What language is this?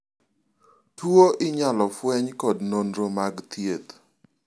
Luo (Kenya and Tanzania)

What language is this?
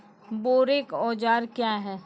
Maithili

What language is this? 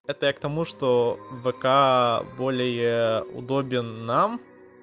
Russian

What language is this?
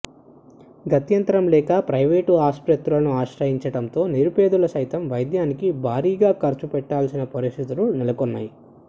Telugu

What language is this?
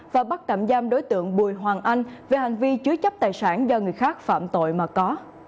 Vietnamese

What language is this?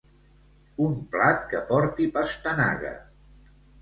Catalan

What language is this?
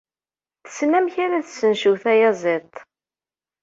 Kabyle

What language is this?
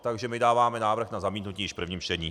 Czech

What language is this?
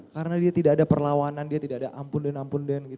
Indonesian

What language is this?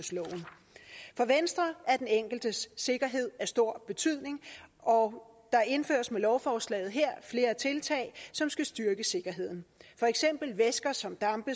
Danish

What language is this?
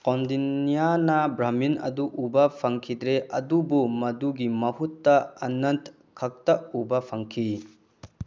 Manipuri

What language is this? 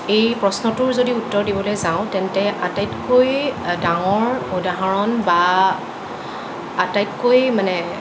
Assamese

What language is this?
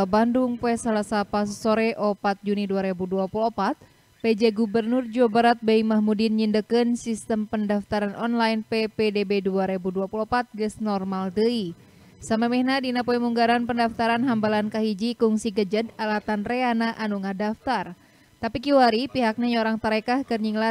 Indonesian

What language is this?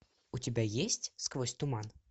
Russian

